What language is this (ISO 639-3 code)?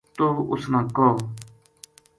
gju